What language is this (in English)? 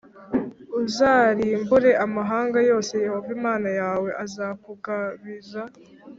Kinyarwanda